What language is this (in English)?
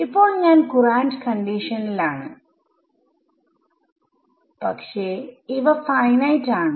Malayalam